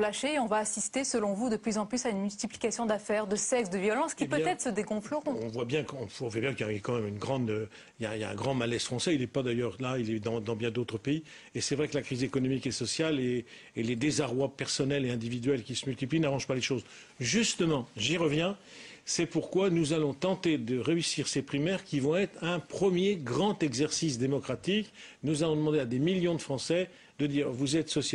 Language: French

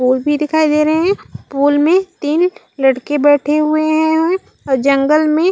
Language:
Chhattisgarhi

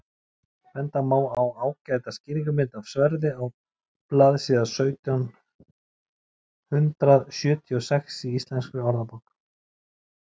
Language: Icelandic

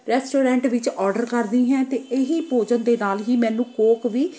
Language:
Punjabi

